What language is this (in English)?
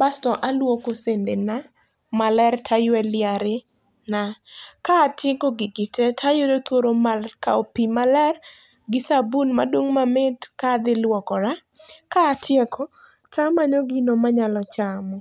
Luo (Kenya and Tanzania)